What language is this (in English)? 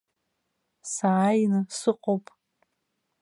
Abkhazian